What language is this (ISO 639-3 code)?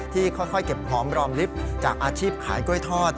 tha